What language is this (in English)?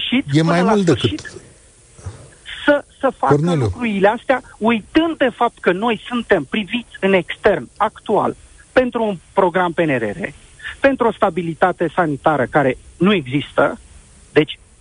Romanian